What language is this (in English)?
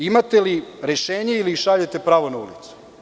Serbian